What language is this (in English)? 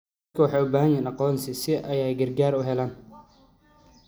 Somali